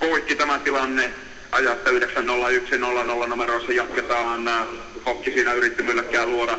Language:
Finnish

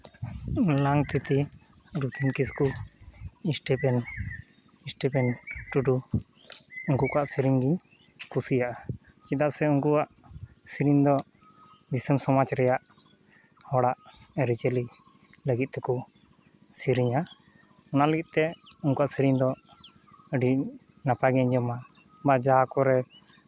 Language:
Santali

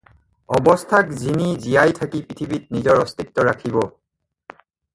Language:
Assamese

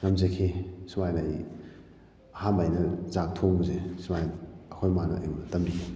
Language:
Manipuri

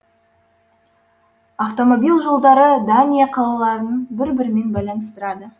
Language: Kazakh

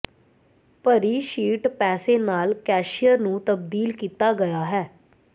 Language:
Punjabi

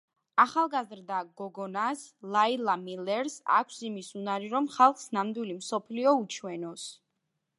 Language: Georgian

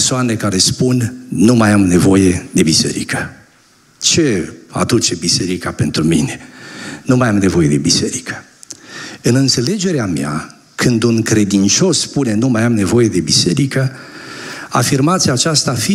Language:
Romanian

